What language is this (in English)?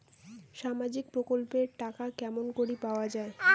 Bangla